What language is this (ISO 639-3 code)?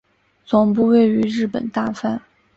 zho